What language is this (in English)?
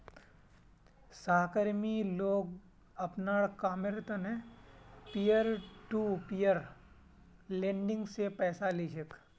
Magahi